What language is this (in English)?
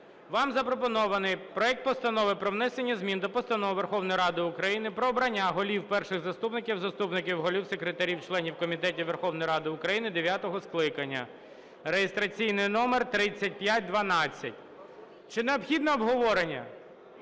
Ukrainian